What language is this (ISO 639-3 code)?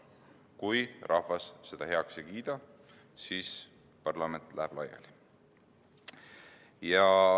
est